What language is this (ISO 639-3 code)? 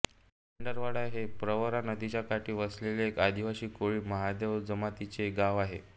mar